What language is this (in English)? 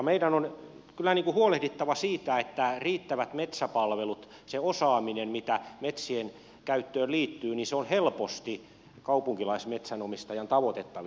Finnish